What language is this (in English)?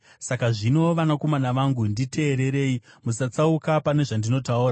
Shona